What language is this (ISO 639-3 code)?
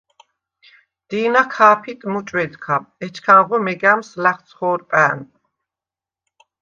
sva